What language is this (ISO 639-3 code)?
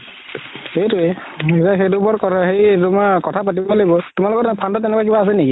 asm